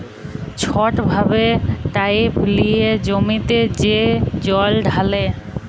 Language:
Bangla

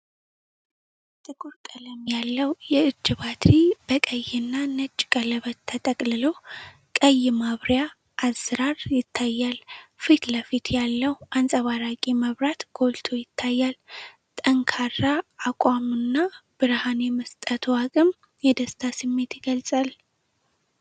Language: Amharic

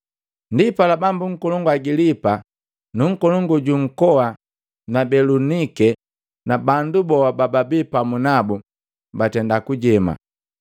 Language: Matengo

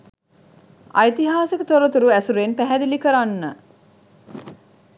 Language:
Sinhala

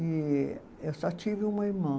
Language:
Portuguese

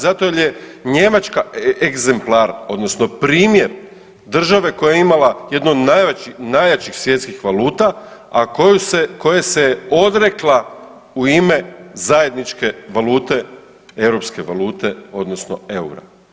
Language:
Croatian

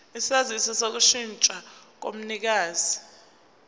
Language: Zulu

